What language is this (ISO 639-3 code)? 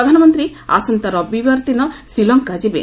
ori